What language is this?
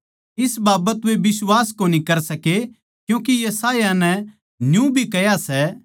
Haryanvi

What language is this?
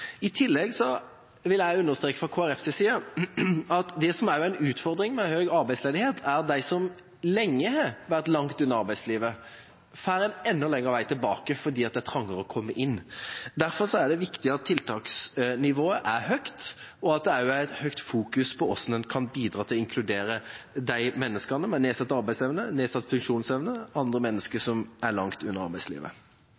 Norwegian Bokmål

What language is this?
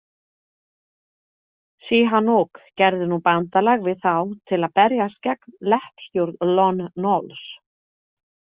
Icelandic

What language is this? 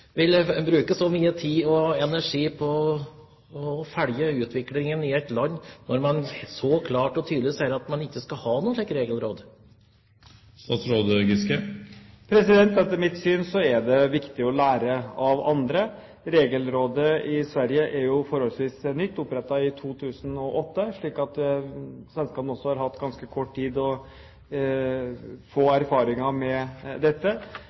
Norwegian Bokmål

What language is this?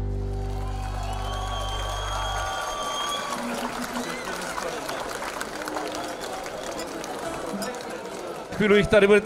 Czech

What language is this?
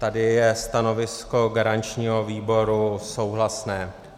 Czech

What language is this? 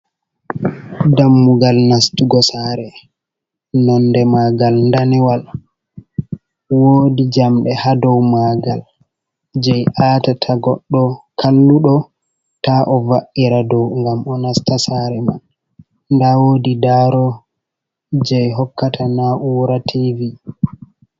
Fula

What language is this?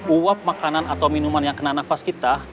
Indonesian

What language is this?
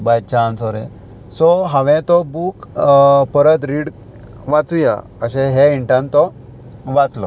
Konkani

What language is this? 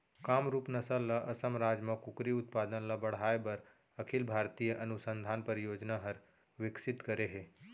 Chhattisgarhi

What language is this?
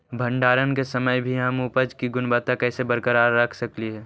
Magahi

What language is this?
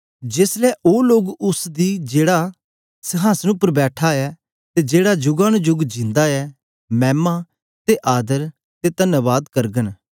Dogri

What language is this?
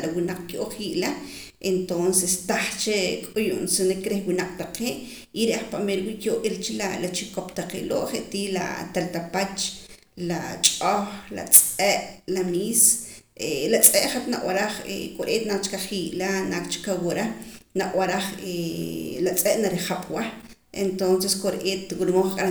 Poqomam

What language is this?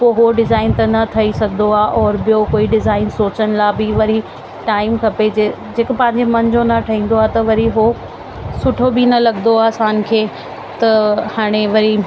Sindhi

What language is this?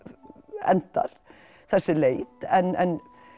Icelandic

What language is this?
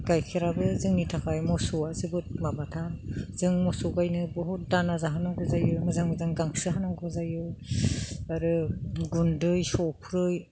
Bodo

